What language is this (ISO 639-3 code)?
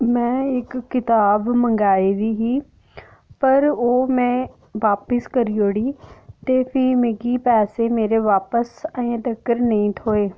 doi